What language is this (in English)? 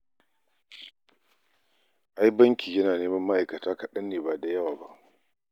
Hausa